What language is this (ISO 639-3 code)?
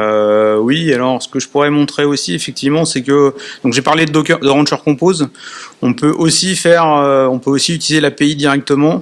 fra